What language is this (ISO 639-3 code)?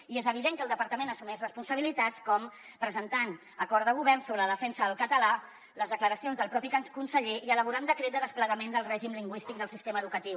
cat